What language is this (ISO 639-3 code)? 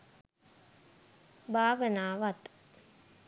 sin